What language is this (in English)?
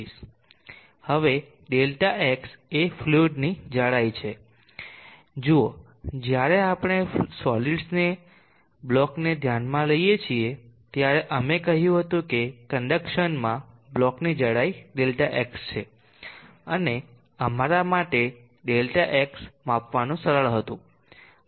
Gujarati